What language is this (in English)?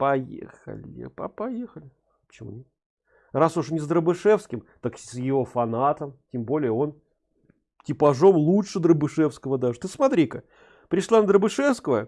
Russian